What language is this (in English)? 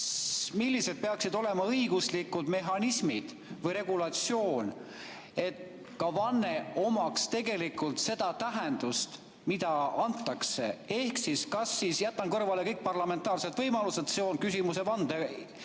Estonian